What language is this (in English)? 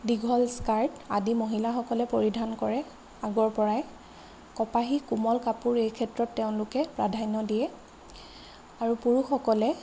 Assamese